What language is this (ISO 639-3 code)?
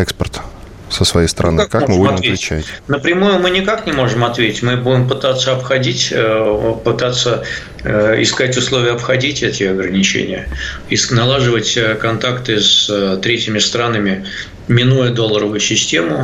rus